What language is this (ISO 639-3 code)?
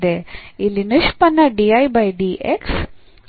kan